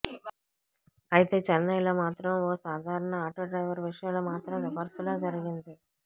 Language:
Telugu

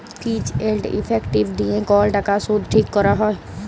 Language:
Bangla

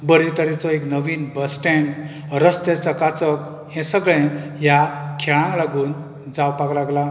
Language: Konkani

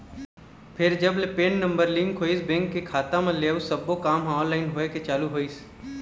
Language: Chhattisgarhi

